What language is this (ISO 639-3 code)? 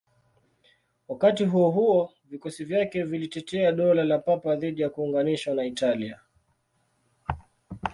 swa